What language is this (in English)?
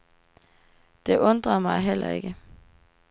Danish